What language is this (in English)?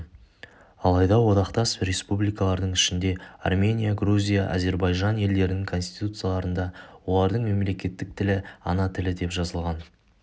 Kazakh